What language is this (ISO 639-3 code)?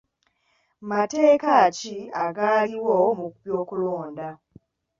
lug